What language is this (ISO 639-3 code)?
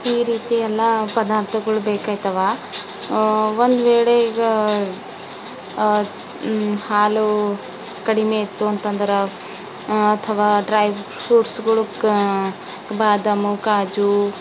kan